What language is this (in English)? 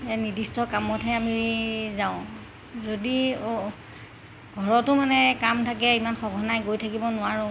Assamese